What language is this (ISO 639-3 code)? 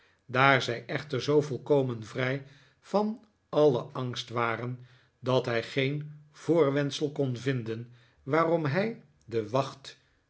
nld